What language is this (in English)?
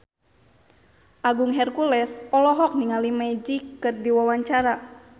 Sundanese